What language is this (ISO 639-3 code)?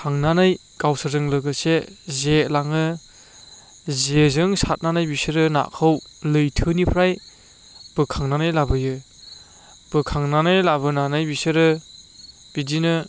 brx